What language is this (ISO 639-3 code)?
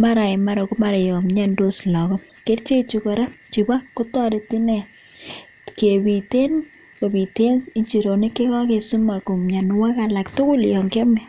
kln